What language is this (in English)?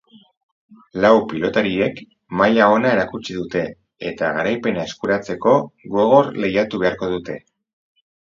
Basque